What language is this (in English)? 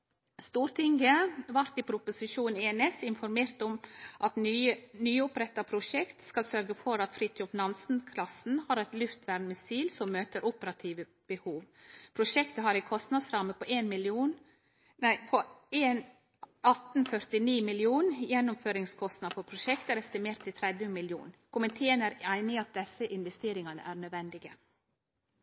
Norwegian Nynorsk